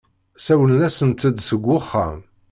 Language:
Kabyle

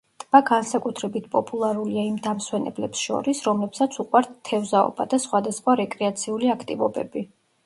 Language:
Georgian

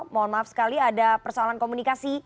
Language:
Indonesian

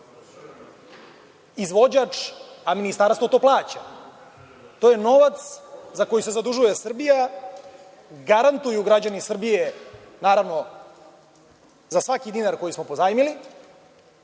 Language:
Serbian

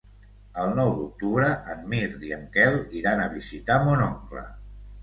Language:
Catalan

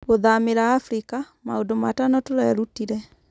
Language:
Kikuyu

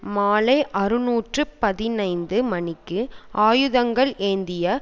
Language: Tamil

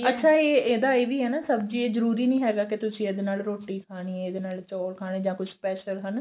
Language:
Punjabi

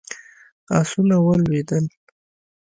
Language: Pashto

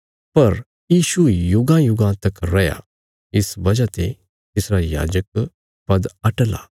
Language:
Bilaspuri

